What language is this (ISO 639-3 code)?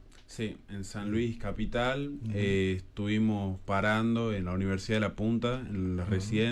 spa